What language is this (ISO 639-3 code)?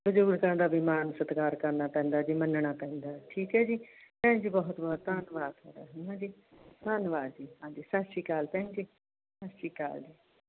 pan